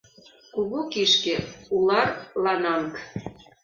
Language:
Mari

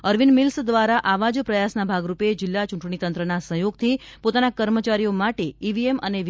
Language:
Gujarati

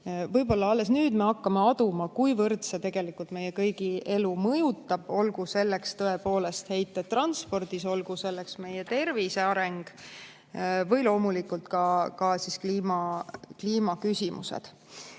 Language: Estonian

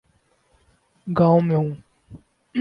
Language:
Urdu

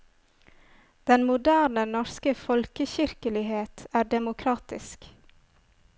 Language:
Norwegian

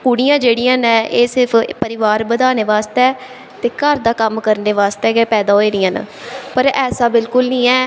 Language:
Dogri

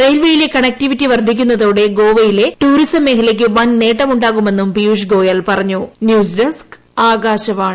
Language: Malayalam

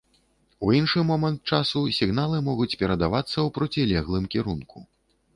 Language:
Belarusian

